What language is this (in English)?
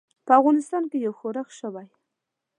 Pashto